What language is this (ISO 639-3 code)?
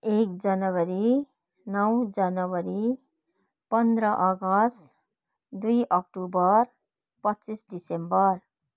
nep